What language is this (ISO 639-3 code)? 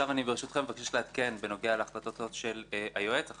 heb